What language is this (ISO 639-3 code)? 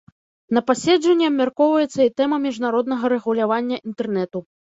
bel